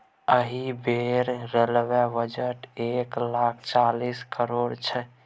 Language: Maithili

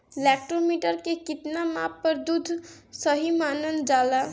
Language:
Bhojpuri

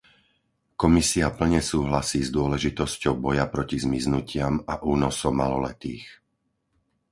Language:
Slovak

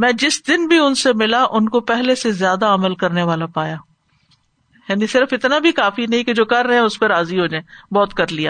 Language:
Urdu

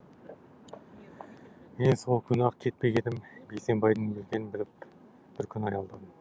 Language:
Kazakh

